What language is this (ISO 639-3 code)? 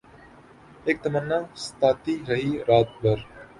urd